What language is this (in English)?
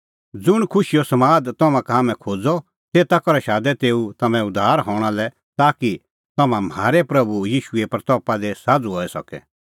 Kullu Pahari